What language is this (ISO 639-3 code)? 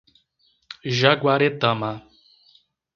por